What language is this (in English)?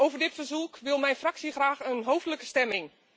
Dutch